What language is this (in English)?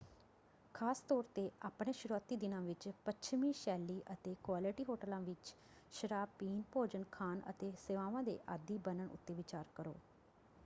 Punjabi